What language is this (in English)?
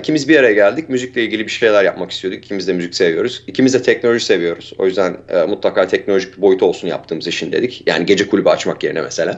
Turkish